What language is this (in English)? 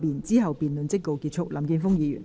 Cantonese